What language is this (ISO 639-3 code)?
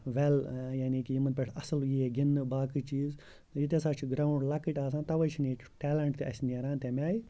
kas